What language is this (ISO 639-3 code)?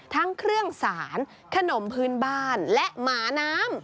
tha